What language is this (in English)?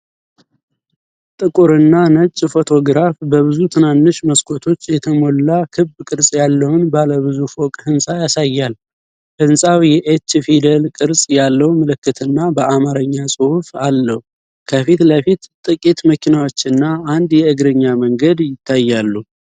Amharic